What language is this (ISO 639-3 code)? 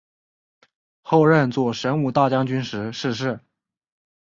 zho